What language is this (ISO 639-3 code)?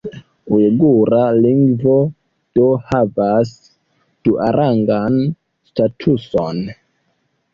epo